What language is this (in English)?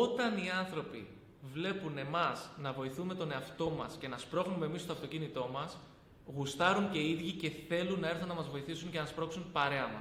Greek